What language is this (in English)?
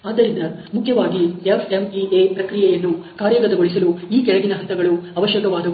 Kannada